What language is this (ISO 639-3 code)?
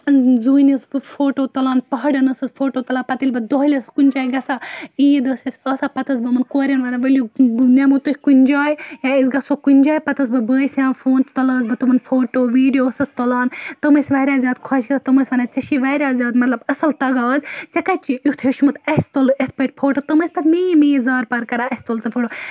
kas